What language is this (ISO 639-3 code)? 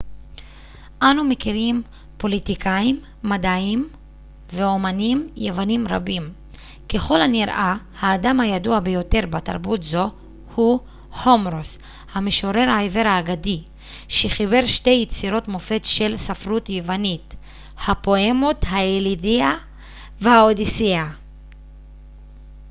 heb